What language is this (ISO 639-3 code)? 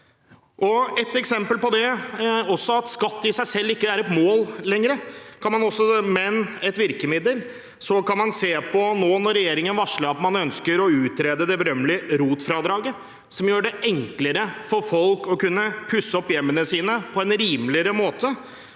nor